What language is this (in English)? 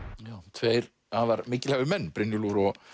Icelandic